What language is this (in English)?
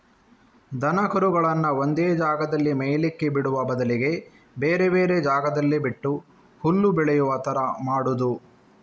Kannada